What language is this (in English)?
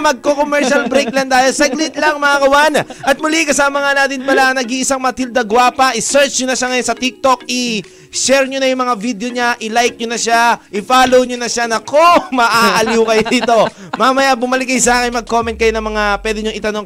Filipino